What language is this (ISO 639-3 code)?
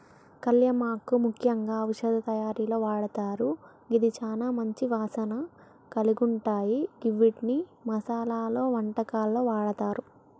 tel